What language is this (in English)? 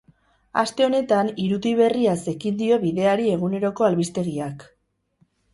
Basque